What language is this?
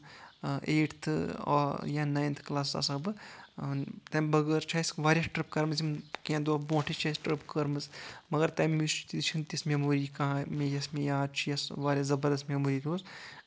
Kashmiri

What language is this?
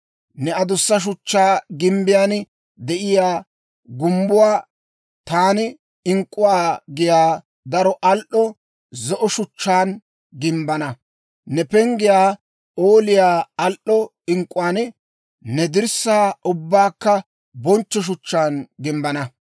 Dawro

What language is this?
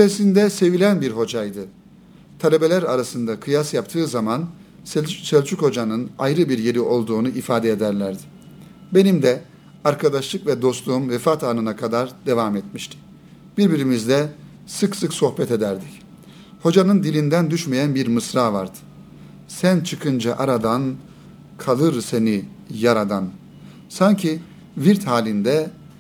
Turkish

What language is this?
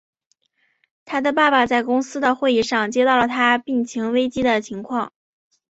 Chinese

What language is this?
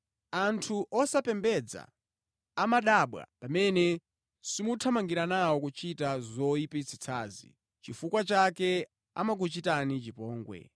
Nyanja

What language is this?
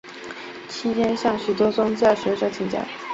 Chinese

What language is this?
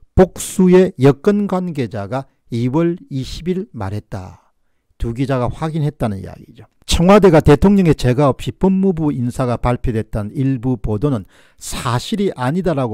Korean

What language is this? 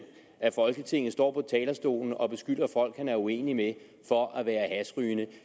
Danish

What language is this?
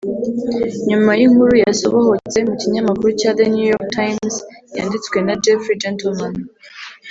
Kinyarwanda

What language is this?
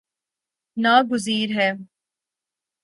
Urdu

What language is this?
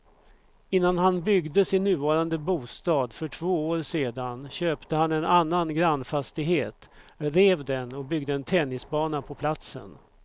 Swedish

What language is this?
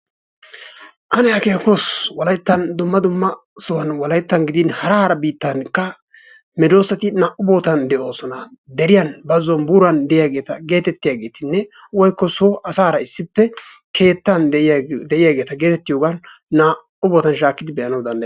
Wolaytta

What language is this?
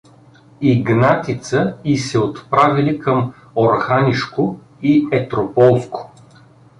Bulgarian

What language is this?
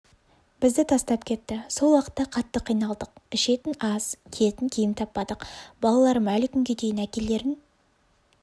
Kazakh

